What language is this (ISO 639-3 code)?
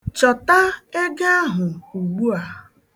ibo